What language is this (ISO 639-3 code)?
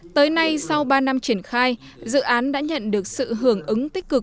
vie